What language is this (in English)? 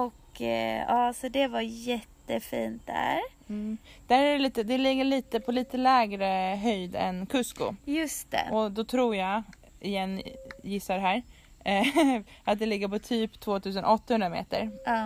Swedish